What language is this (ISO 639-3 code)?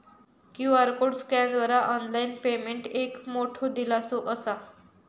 mar